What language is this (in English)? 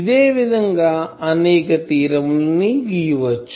Telugu